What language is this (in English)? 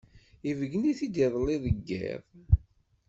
Kabyle